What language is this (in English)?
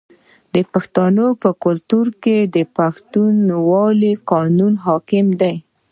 Pashto